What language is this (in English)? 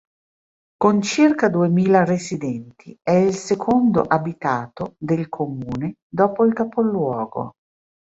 Italian